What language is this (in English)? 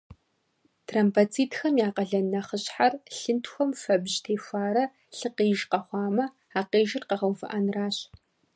Kabardian